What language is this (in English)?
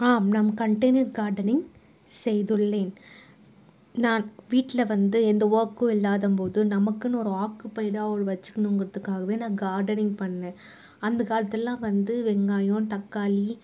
Tamil